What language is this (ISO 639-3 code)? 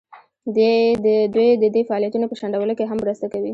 pus